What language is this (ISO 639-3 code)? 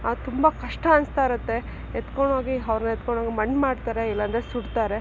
kan